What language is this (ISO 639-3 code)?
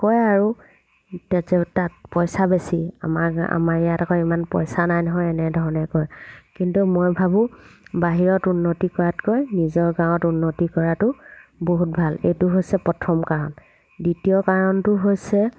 asm